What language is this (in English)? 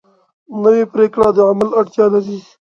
Pashto